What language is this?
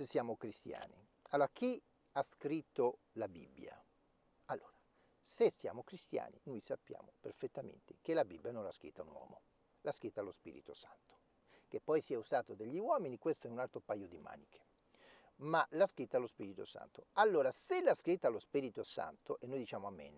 Italian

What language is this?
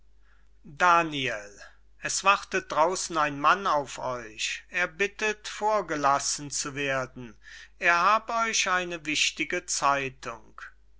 German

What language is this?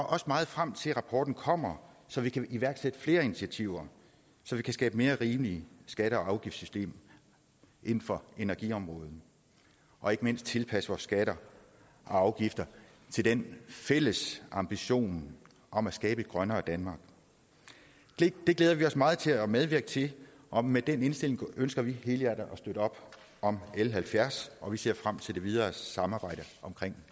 Danish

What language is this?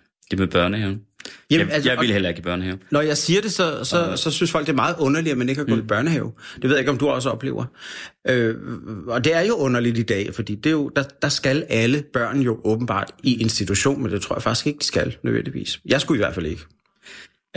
Danish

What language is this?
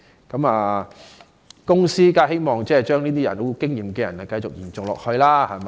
Cantonese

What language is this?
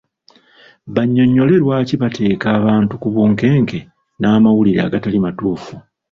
Ganda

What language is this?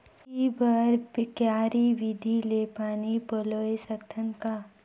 Chhattisgarhi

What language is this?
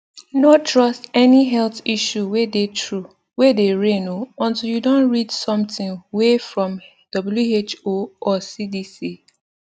Nigerian Pidgin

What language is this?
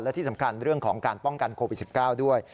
Thai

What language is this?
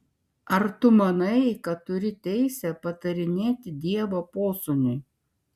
Lithuanian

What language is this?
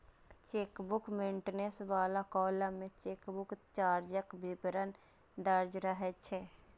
Maithili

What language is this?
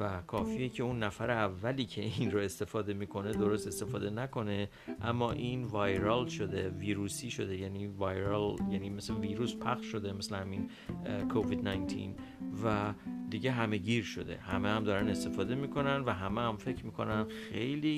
Persian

